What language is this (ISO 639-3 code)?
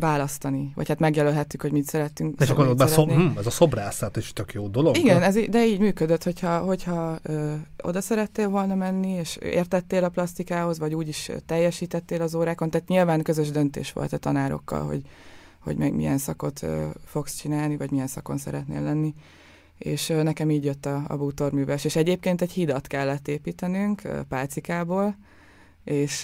hun